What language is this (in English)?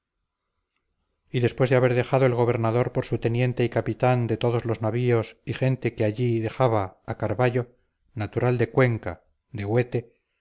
Spanish